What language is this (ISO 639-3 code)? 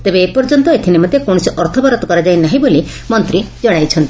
ori